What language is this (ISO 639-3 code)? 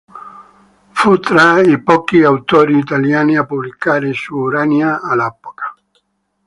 ita